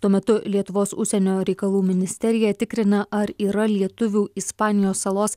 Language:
Lithuanian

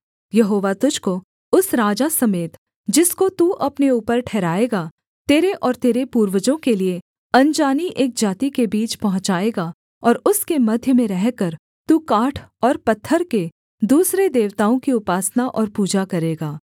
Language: Hindi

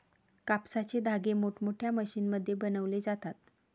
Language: Marathi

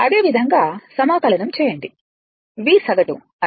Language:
Telugu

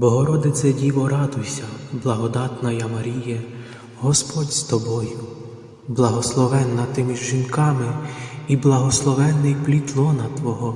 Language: Ukrainian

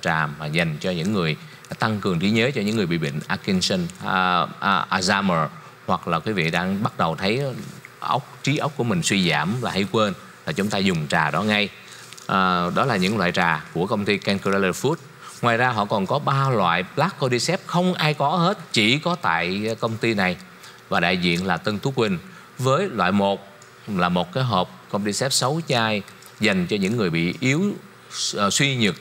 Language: Vietnamese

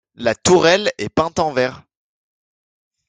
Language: French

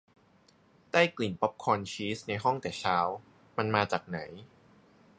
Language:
Thai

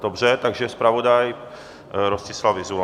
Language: Czech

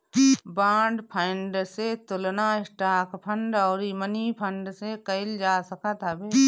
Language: Bhojpuri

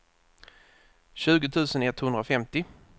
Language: Swedish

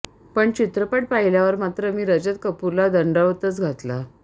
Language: Marathi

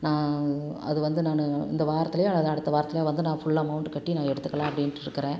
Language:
Tamil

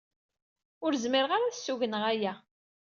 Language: Kabyle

